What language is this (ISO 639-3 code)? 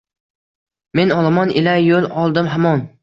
uzb